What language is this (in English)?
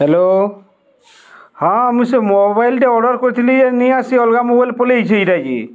Odia